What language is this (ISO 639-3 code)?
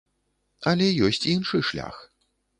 bel